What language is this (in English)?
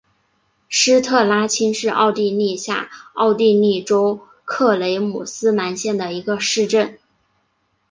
Chinese